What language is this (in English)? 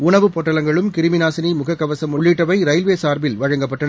Tamil